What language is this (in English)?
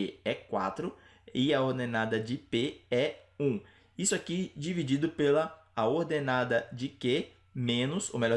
Portuguese